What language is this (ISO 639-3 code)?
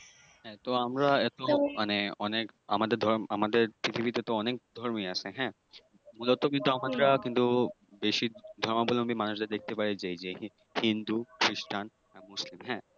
ben